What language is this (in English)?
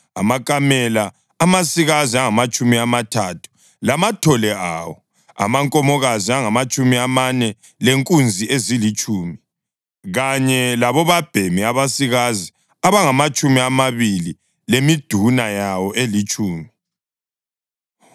North Ndebele